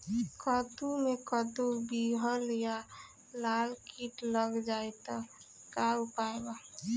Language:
Bhojpuri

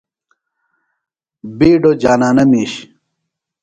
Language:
Phalura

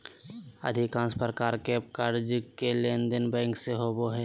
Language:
Magahi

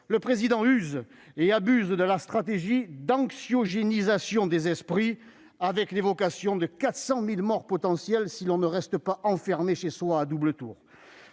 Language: French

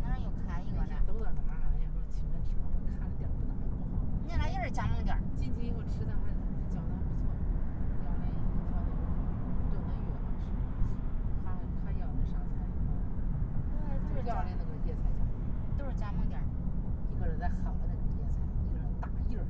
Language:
Chinese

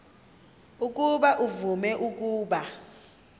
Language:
Xhosa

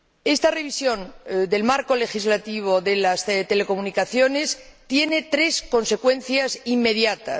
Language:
Spanish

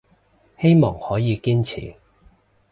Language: Cantonese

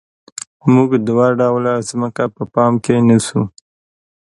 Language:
Pashto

